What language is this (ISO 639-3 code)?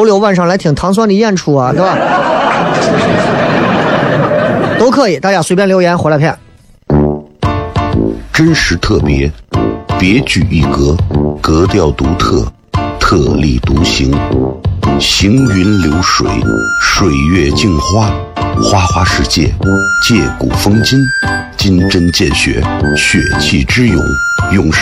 zho